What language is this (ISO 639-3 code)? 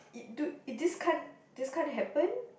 eng